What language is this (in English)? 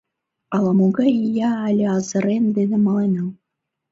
Mari